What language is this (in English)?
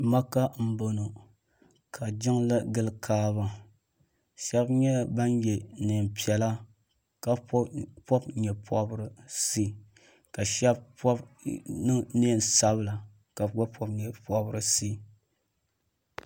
Dagbani